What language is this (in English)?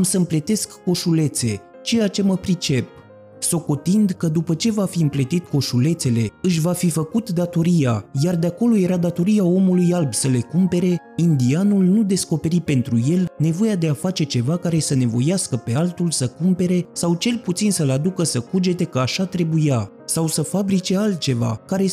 Romanian